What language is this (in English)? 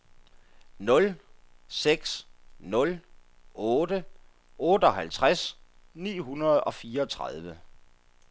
Danish